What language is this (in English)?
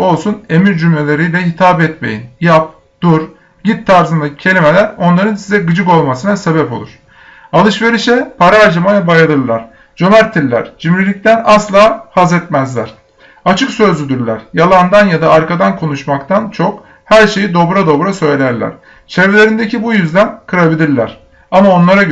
Turkish